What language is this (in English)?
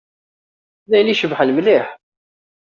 Kabyle